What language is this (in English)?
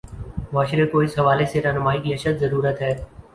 Urdu